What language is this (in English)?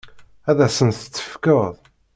Kabyle